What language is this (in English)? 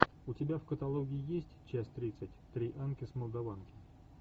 Russian